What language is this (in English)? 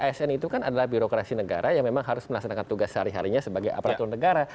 Indonesian